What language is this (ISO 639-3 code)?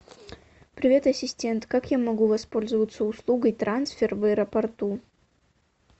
rus